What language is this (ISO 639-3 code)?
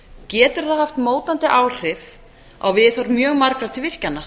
isl